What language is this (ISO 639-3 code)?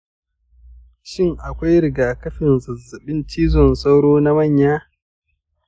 hau